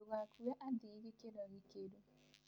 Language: Kikuyu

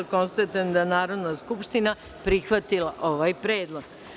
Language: Serbian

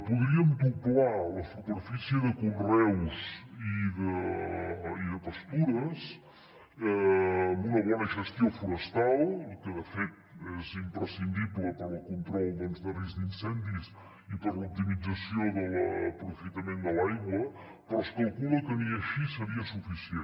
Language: Catalan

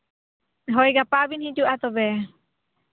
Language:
Santali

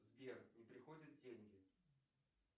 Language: Russian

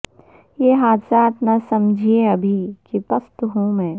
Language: Urdu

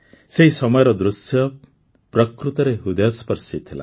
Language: Odia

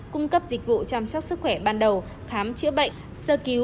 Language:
Vietnamese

